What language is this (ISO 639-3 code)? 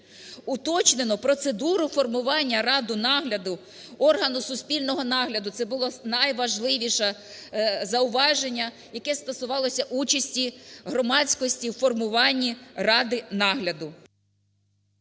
ukr